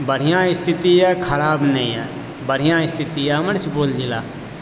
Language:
Maithili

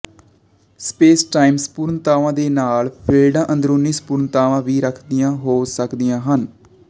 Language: Punjabi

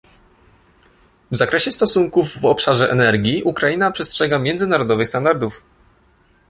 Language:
Polish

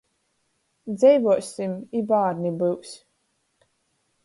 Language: Latgalian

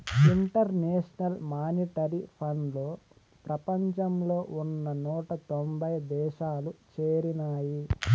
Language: Telugu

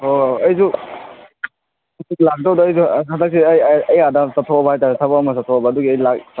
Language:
Manipuri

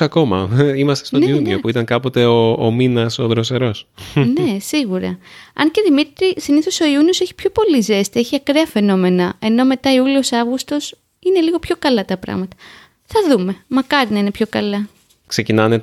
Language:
Greek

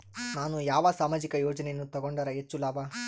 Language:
Kannada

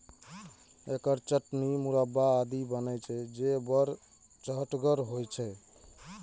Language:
Maithili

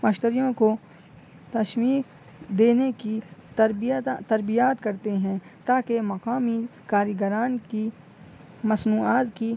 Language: Urdu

